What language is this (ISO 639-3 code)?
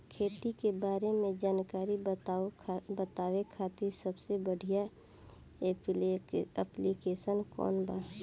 bho